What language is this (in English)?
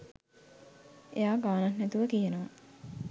Sinhala